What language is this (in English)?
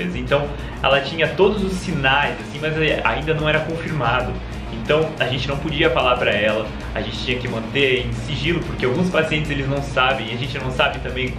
Portuguese